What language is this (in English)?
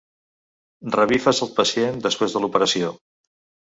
Catalan